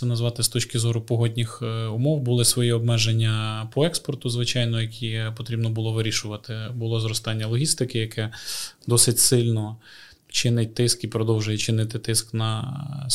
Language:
Ukrainian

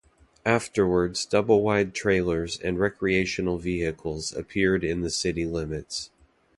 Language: English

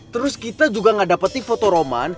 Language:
Indonesian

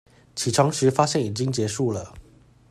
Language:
Chinese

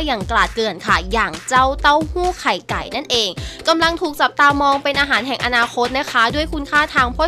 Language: Thai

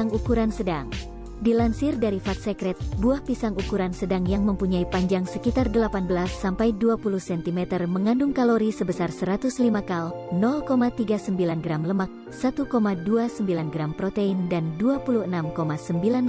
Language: Indonesian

